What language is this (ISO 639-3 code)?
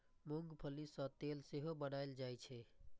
mai